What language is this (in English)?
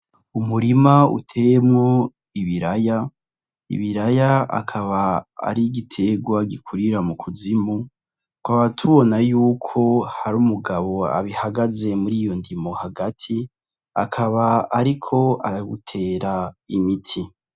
Rundi